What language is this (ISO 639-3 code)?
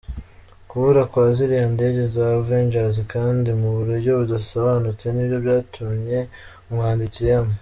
kin